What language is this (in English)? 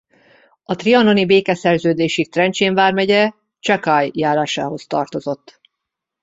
Hungarian